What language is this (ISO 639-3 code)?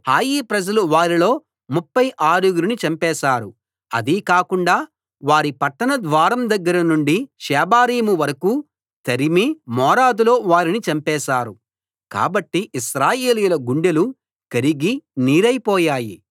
tel